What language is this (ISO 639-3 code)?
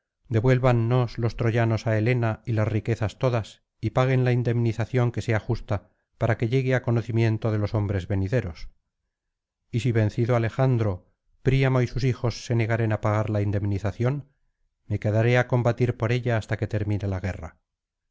spa